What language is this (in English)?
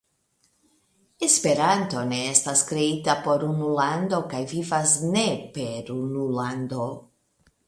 Esperanto